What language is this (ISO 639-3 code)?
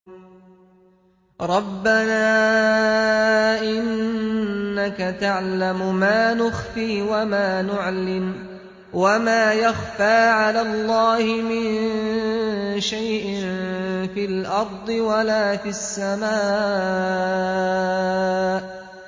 ara